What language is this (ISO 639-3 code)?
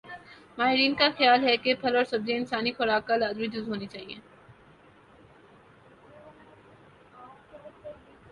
urd